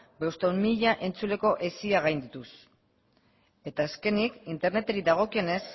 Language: Basque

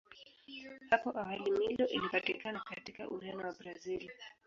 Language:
Swahili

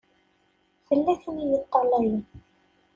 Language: Kabyle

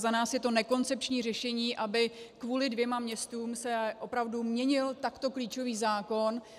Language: Czech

